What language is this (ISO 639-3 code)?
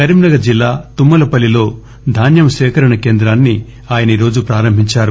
tel